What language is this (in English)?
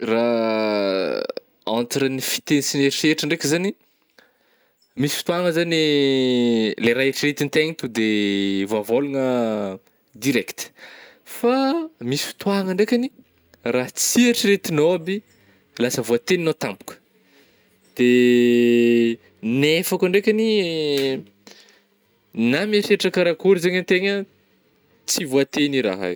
Northern Betsimisaraka Malagasy